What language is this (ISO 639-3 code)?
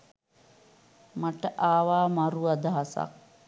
sin